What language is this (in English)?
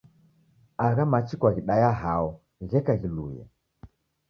Taita